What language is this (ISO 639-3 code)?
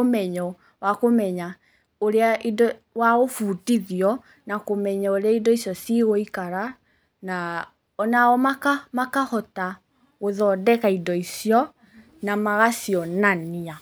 kik